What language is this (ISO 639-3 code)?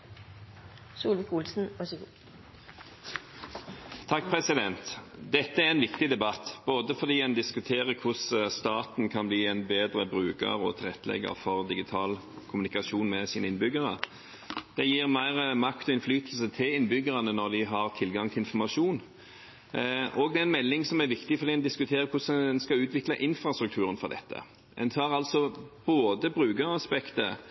nob